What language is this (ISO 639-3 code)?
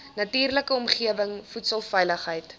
afr